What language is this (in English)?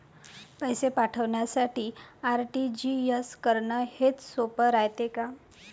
Marathi